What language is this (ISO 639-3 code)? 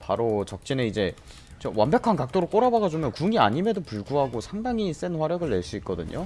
kor